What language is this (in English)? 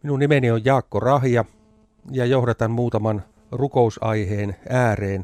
Finnish